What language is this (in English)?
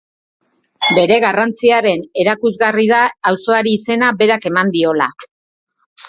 Basque